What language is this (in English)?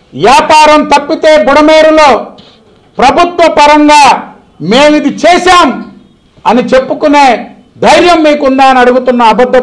Telugu